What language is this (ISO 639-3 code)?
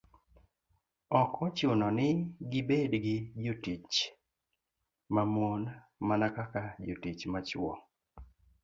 luo